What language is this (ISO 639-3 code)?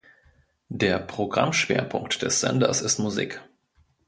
deu